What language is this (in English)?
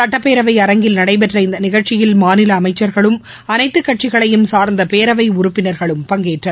Tamil